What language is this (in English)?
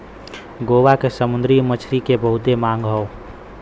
Bhojpuri